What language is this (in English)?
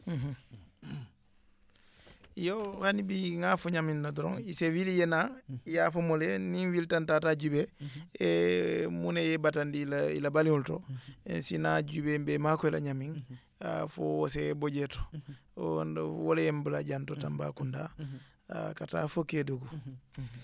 Wolof